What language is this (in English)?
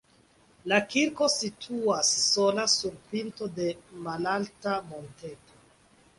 Esperanto